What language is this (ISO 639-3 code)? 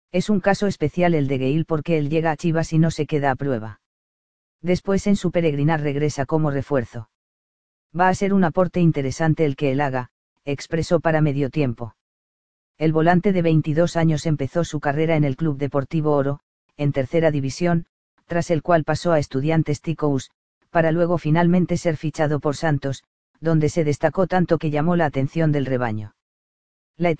spa